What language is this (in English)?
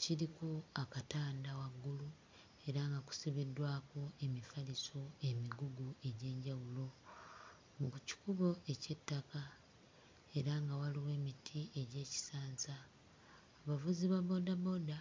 Ganda